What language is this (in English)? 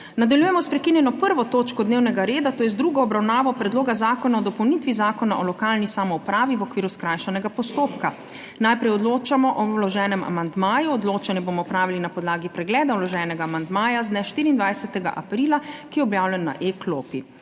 Slovenian